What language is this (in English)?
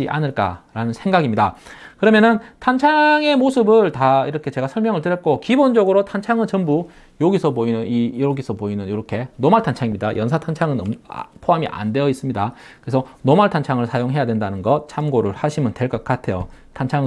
Korean